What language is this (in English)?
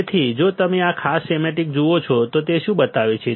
Gujarati